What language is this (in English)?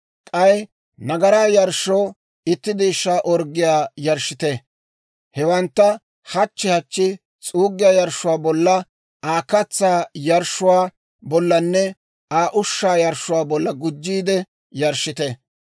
Dawro